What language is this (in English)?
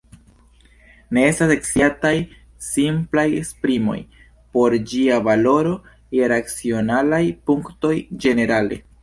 Esperanto